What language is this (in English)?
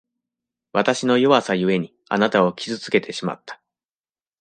Japanese